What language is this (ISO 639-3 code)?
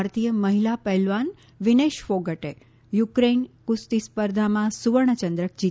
guj